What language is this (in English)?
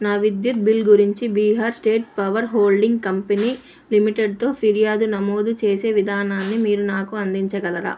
Telugu